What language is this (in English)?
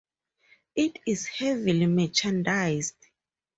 English